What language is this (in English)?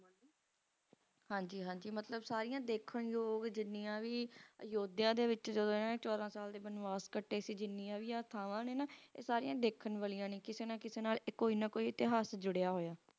Punjabi